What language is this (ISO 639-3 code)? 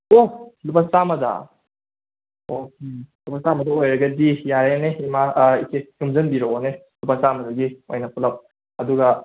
mni